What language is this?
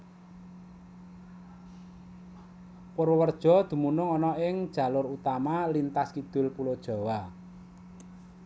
Javanese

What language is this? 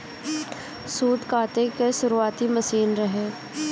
Bhojpuri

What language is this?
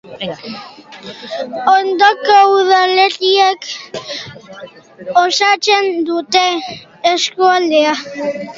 Basque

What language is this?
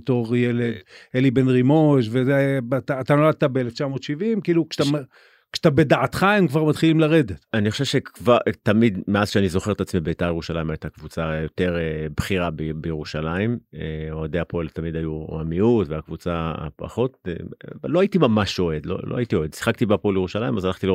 Hebrew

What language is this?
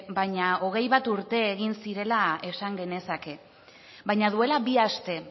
Basque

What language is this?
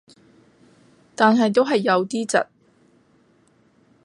Cantonese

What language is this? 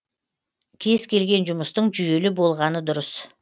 Kazakh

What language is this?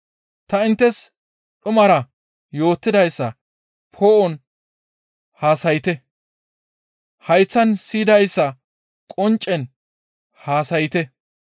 Gamo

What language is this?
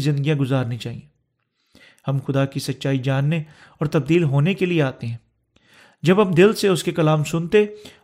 Urdu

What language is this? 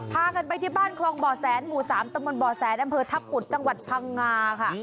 Thai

